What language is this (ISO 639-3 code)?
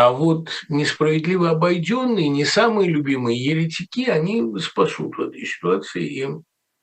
rus